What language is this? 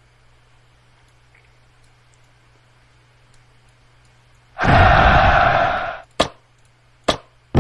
Korean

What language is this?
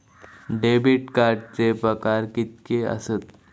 Marathi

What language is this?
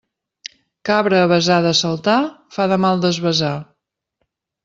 Catalan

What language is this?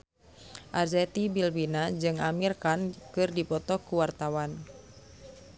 Sundanese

